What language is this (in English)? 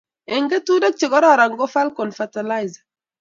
Kalenjin